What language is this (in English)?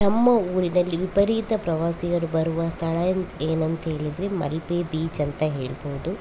Kannada